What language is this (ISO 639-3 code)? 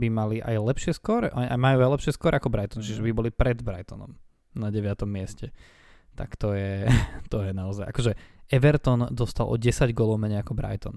slk